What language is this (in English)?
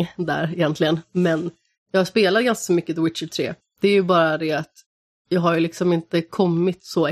Swedish